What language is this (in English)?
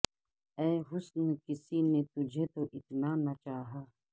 Urdu